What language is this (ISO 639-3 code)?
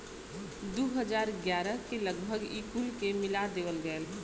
bho